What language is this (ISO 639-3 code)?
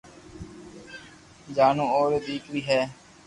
lrk